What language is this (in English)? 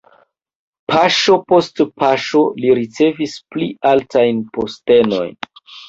Esperanto